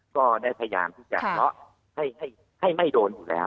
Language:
Thai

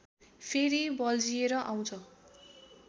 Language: Nepali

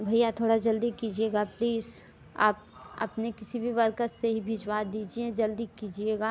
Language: Hindi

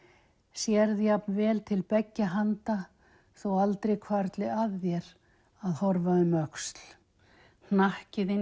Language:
Icelandic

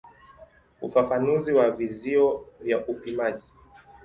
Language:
Swahili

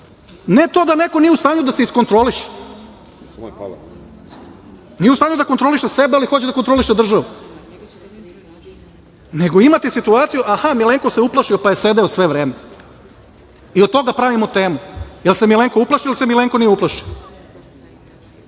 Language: Serbian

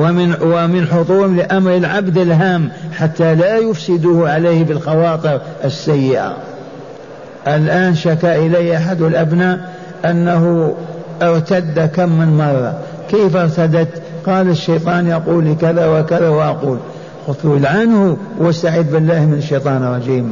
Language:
Arabic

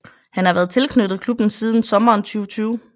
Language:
Danish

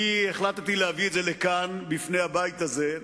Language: Hebrew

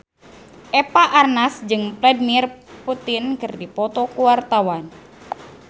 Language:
Sundanese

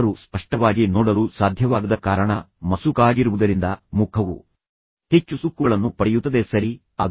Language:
Kannada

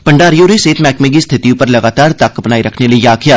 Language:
Dogri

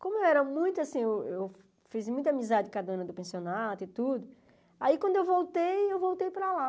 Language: Portuguese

